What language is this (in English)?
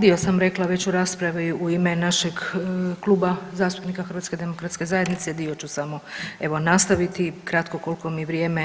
Croatian